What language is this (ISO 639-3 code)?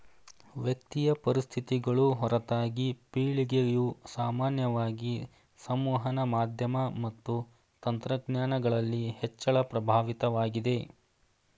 kan